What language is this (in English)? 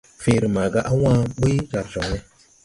Tupuri